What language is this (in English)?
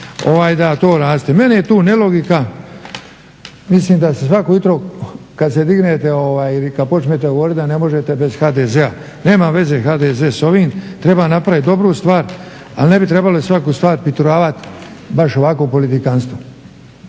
Croatian